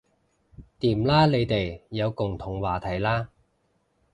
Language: Cantonese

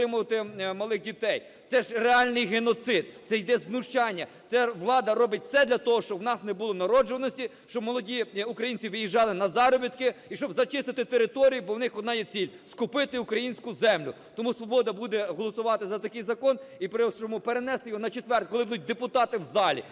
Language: Ukrainian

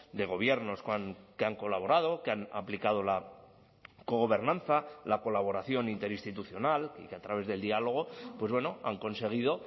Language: Spanish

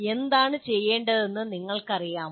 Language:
Malayalam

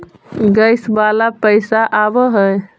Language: Magahi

